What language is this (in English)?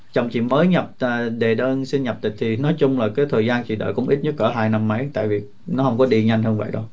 Vietnamese